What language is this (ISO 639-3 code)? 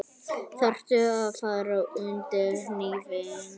isl